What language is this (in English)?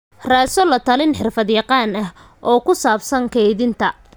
Somali